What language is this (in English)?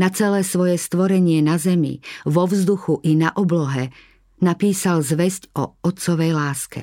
Slovak